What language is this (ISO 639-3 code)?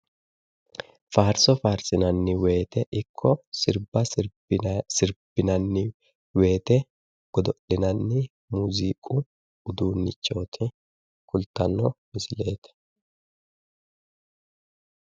sid